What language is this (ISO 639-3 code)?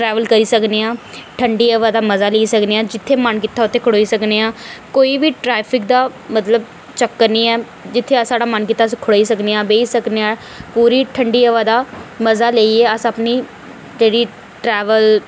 doi